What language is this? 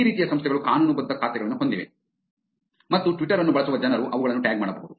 Kannada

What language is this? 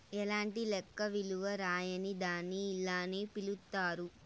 Telugu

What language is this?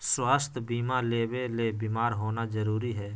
Magahi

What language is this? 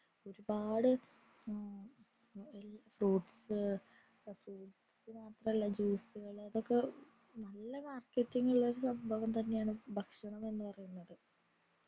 Malayalam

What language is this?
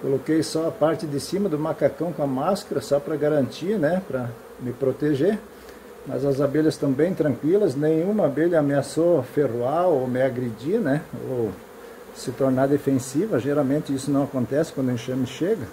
Portuguese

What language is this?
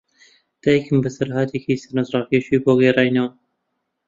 Central Kurdish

